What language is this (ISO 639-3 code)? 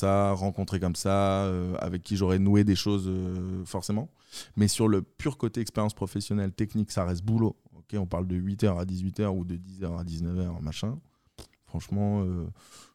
fra